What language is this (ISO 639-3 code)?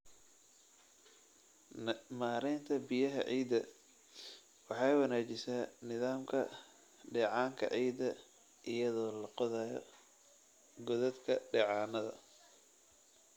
som